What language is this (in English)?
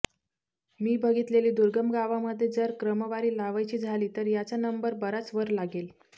Marathi